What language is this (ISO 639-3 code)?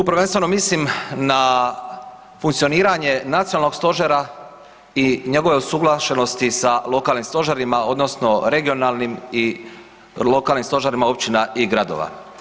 hrv